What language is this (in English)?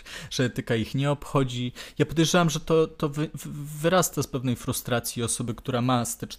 Polish